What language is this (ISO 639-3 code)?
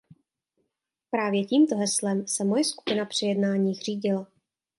ces